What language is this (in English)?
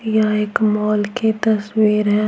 Hindi